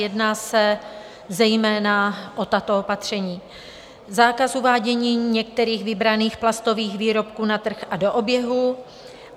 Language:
Czech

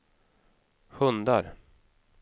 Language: Swedish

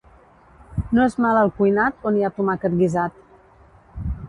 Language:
Catalan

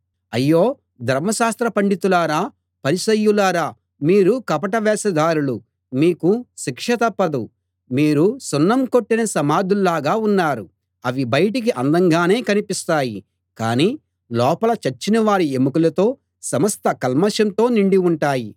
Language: Telugu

